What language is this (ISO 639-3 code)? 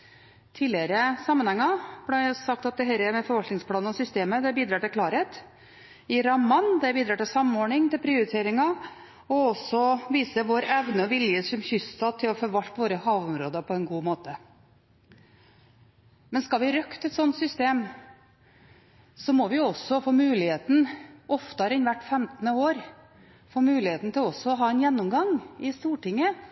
nob